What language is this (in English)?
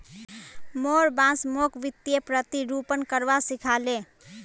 Magahi